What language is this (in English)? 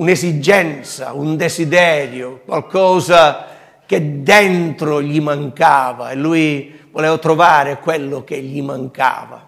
Italian